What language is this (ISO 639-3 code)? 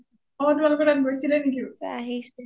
asm